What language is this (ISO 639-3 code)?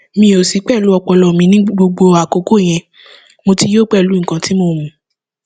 yor